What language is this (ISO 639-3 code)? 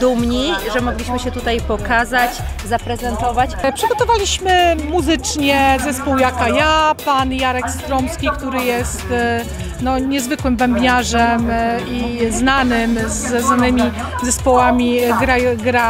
pol